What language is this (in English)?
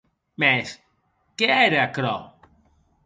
Occitan